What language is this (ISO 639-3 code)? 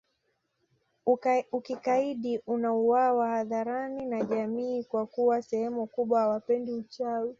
swa